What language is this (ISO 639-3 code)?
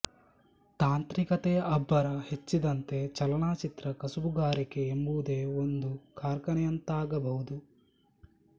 kan